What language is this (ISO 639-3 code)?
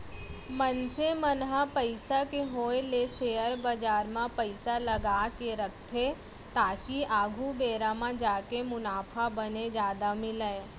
hne